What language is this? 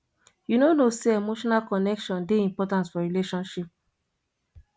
Nigerian Pidgin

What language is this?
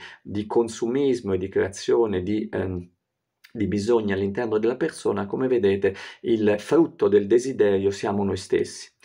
Italian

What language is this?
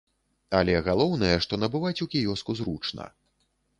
Belarusian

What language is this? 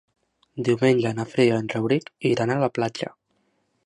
Catalan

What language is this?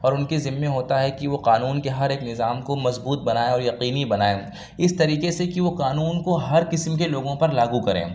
Urdu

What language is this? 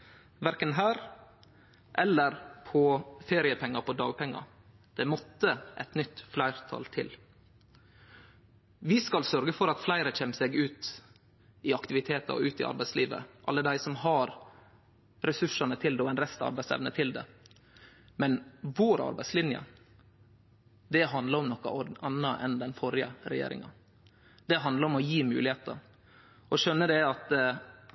Norwegian Nynorsk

